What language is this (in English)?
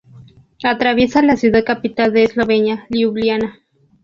Spanish